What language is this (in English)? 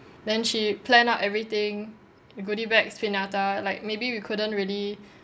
English